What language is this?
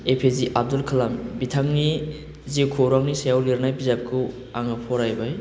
Bodo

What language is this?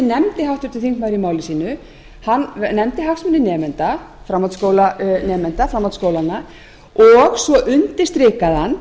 Icelandic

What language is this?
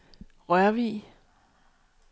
Danish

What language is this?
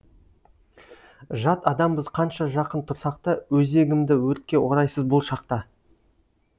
Kazakh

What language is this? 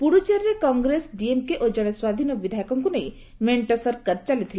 Odia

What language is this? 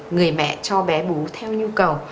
Vietnamese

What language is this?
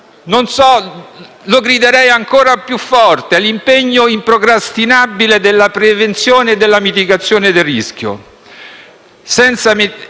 Italian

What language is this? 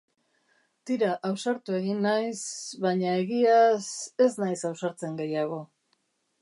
Basque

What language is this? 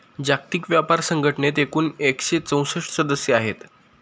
Marathi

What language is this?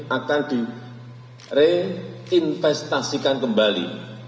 Indonesian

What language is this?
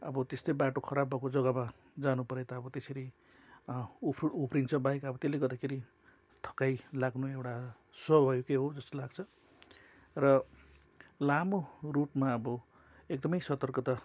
Nepali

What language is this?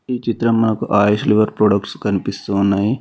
Telugu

